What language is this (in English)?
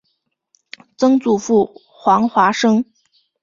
Chinese